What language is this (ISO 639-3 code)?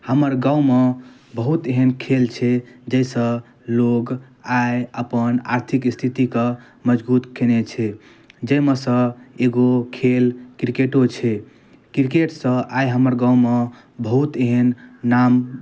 mai